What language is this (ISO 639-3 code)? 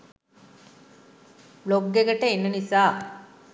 sin